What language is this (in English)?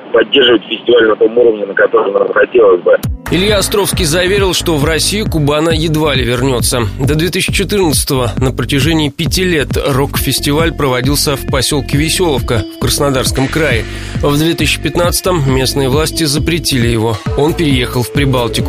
Russian